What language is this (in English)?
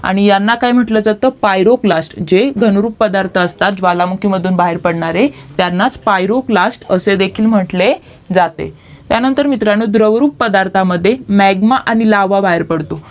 Marathi